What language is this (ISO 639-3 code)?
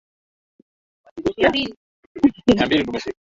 swa